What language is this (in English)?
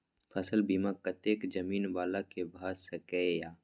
Maithili